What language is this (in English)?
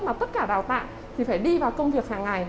Vietnamese